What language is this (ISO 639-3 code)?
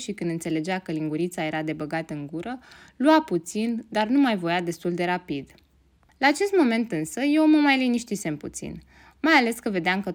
ron